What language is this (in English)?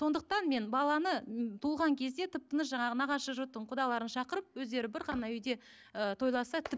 Kazakh